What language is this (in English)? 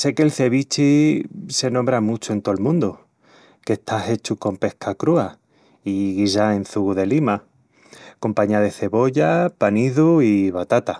Extremaduran